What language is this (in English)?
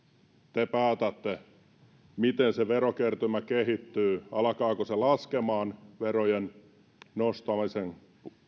Finnish